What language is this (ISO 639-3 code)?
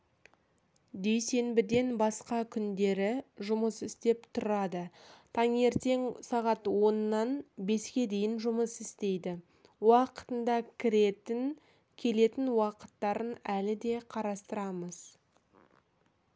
kaz